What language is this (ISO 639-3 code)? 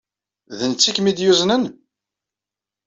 kab